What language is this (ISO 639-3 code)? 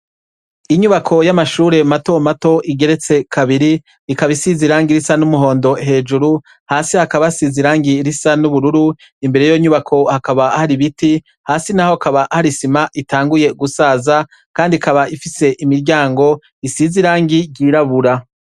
run